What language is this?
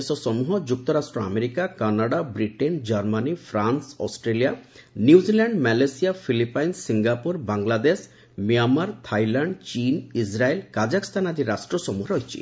Odia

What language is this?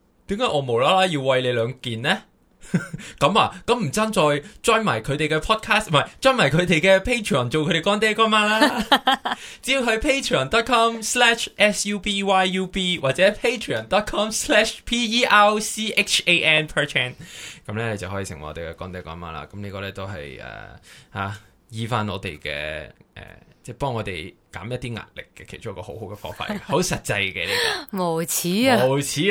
Chinese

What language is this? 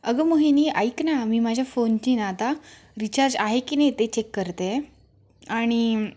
Marathi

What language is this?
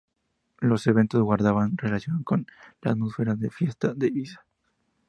Spanish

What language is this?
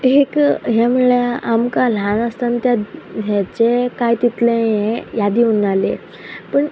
Konkani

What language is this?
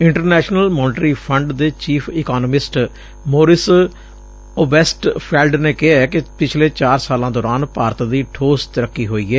Punjabi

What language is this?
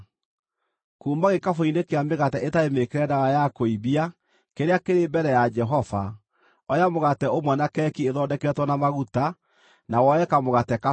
Kikuyu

